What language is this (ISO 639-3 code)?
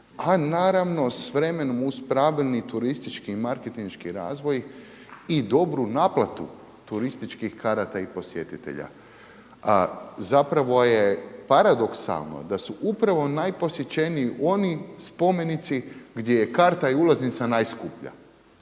hrv